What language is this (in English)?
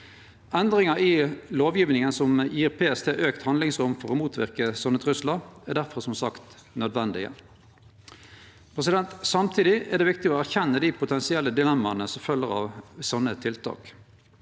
Norwegian